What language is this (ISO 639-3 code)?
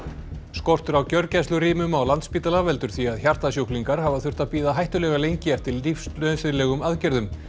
isl